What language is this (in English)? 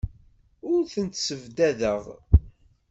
Kabyle